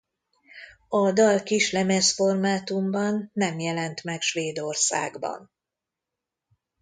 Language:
Hungarian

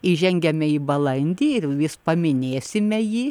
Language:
Lithuanian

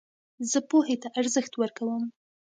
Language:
Pashto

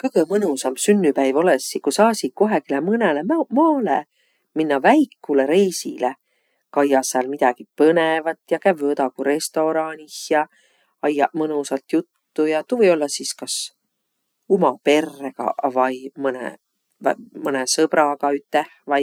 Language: Võro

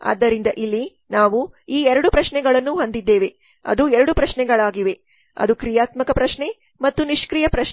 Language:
Kannada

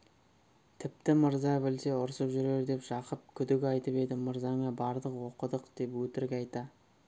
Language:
Kazakh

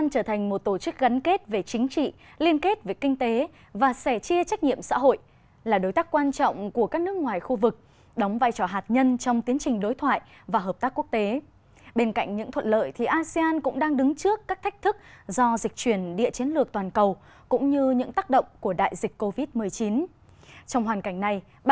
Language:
Vietnamese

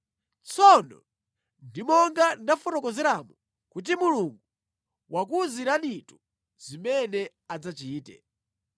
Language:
Nyanja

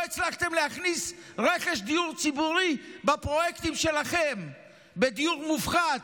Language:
Hebrew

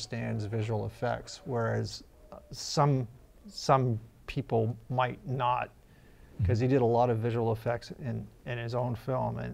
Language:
English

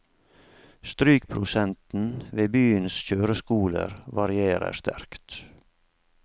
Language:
Norwegian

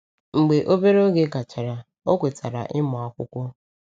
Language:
Igbo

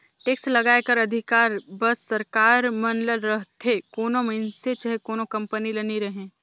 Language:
Chhattisgarhi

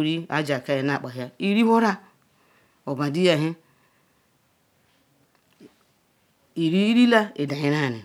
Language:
Ikwere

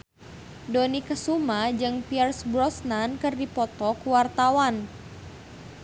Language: Sundanese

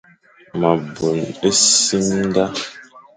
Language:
Fang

